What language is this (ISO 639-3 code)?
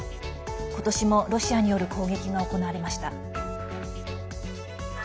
jpn